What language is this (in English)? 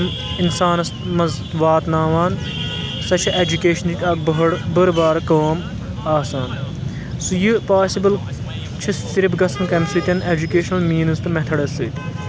Kashmiri